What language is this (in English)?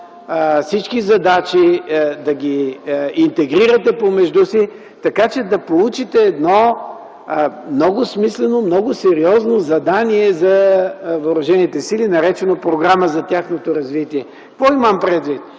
Bulgarian